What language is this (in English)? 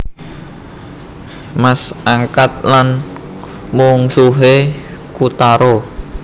Javanese